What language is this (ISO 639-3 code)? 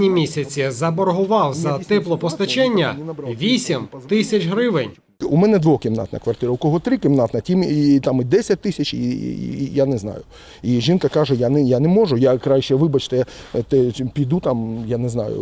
ukr